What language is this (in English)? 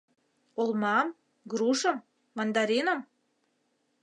Mari